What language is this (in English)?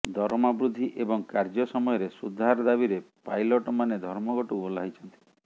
Odia